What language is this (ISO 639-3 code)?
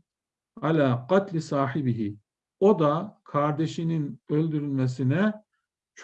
tur